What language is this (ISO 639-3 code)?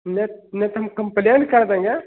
hin